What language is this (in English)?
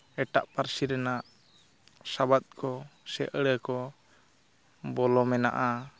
Santali